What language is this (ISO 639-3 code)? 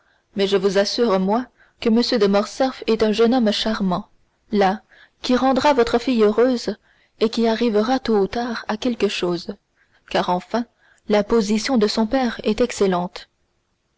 fra